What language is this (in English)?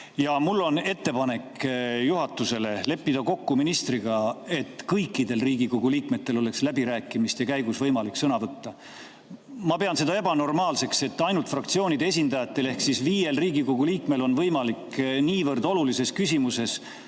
Estonian